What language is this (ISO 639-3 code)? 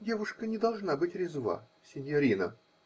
rus